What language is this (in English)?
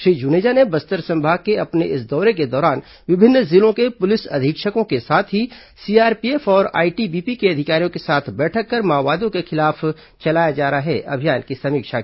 Hindi